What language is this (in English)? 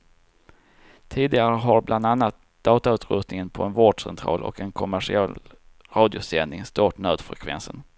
Swedish